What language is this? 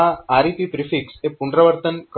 Gujarati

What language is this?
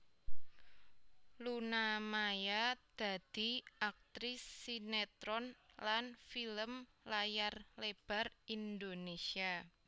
Javanese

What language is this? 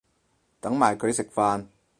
Cantonese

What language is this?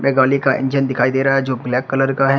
Hindi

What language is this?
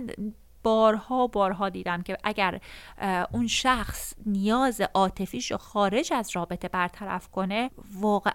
Persian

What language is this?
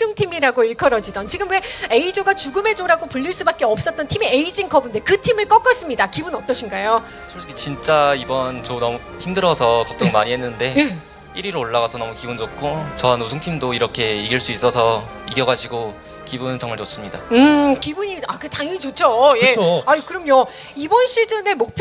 Korean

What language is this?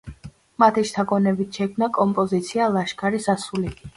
Georgian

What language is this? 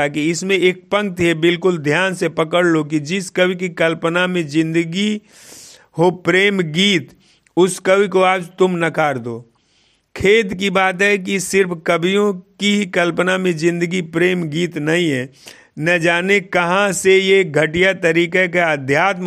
Hindi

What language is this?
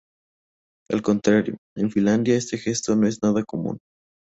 Spanish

